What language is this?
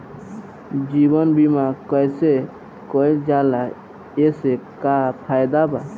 Bhojpuri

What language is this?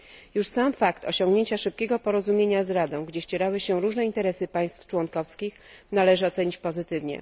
Polish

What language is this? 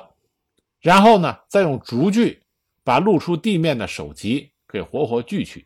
Chinese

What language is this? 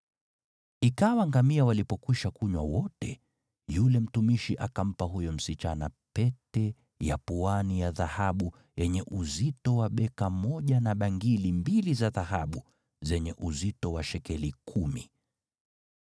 Swahili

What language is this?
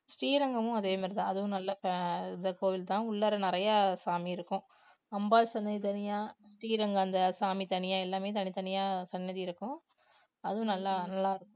Tamil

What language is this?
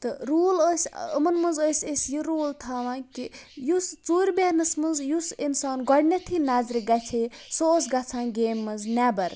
Kashmiri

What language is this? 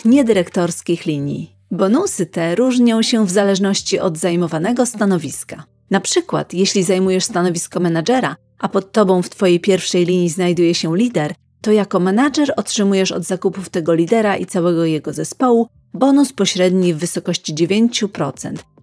Polish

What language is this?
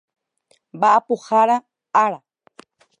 Guarani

